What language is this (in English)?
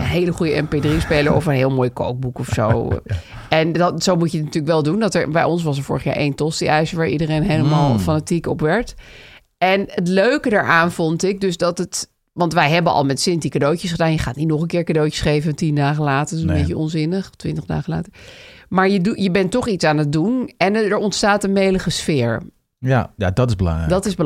Dutch